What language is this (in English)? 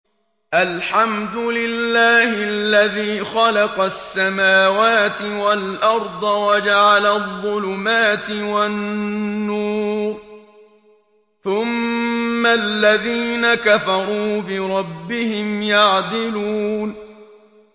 Arabic